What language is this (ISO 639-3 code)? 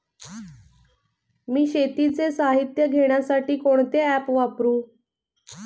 mar